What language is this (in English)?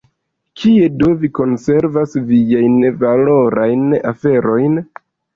Esperanto